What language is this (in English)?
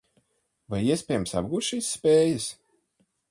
Latvian